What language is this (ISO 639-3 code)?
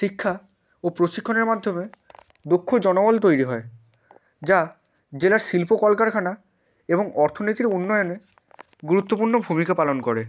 ben